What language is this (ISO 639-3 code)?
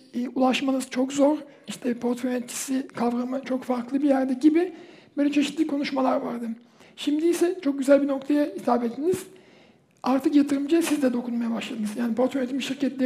tur